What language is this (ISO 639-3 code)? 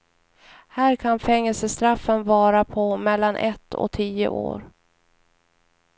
swe